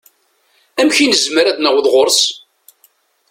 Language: Kabyle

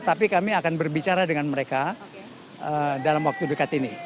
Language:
Indonesian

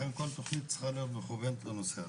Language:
Hebrew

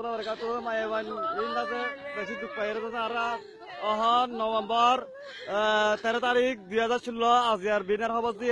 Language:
Arabic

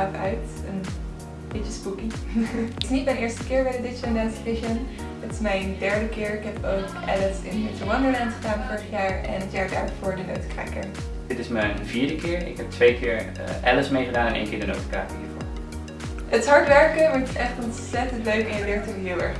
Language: Dutch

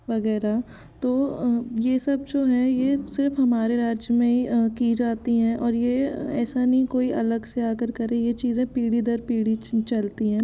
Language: Hindi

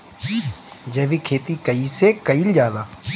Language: Bhojpuri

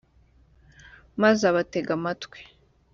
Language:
Kinyarwanda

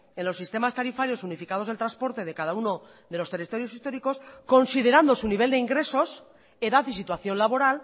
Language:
Spanish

